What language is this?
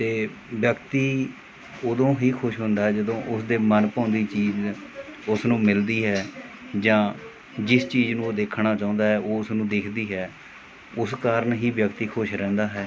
Punjabi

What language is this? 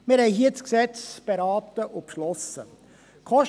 Swiss German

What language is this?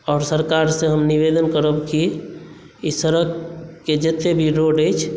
Maithili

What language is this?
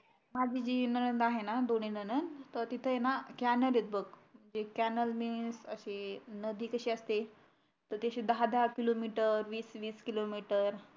Marathi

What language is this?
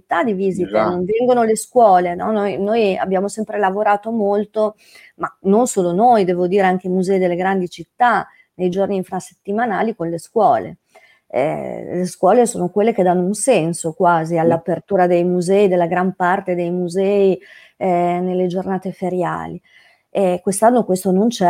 Italian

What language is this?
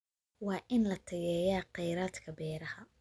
Somali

